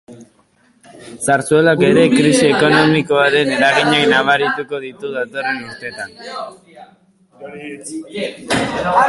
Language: Basque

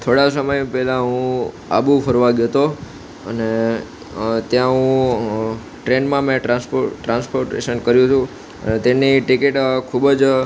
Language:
Gujarati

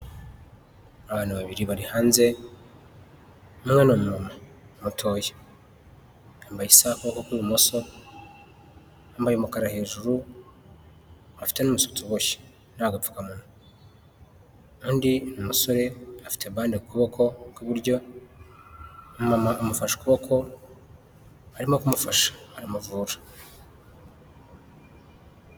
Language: Kinyarwanda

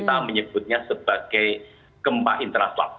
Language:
Indonesian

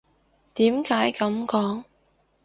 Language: Cantonese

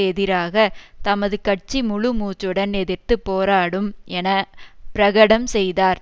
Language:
Tamil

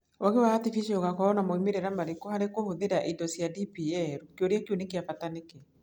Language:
Kikuyu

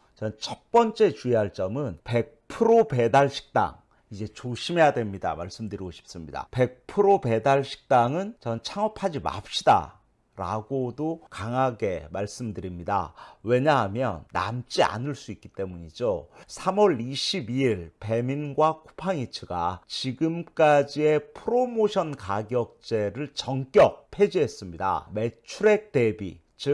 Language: Korean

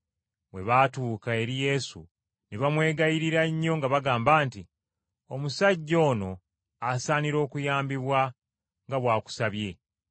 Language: Ganda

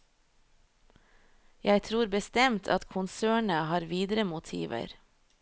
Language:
Norwegian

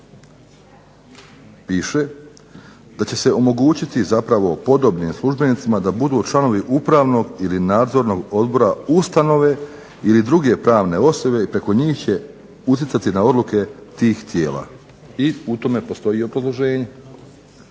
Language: Croatian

